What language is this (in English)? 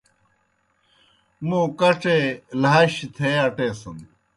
Kohistani Shina